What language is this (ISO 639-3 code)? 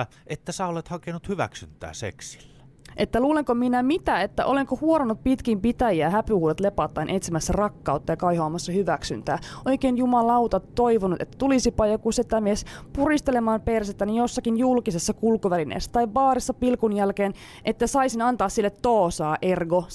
fin